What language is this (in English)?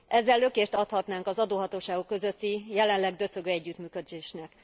Hungarian